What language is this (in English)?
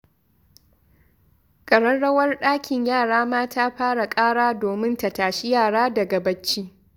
Hausa